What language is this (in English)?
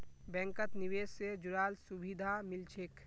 Magahi